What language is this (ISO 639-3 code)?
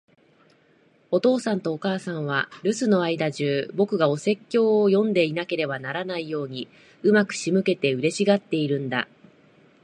jpn